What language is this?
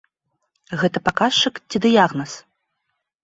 Belarusian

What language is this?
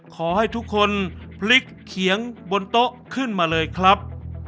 Thai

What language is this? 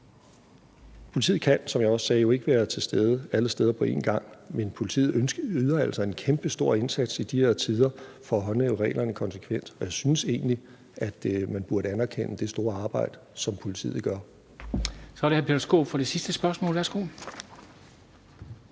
Danish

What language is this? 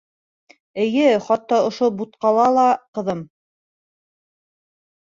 Bashkir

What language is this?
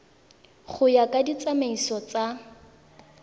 Tswana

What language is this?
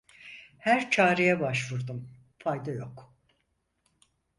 Turkish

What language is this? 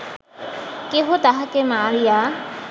Bangla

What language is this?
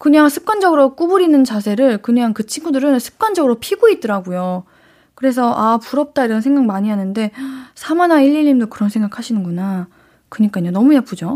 Korean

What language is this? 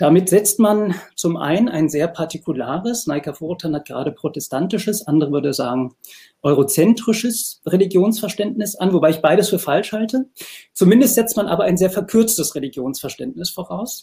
German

